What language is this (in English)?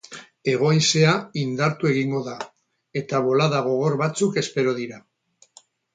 Basque